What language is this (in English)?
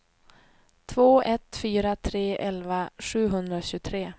Swedish